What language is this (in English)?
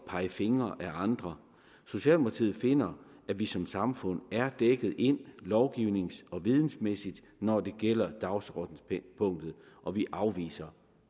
Danish